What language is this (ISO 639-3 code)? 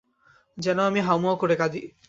ben